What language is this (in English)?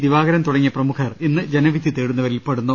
Malayalam